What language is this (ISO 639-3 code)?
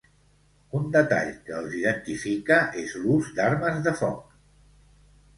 cat